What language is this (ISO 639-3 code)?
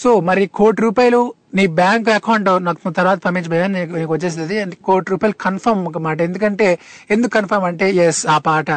tel